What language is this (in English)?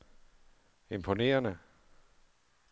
Danish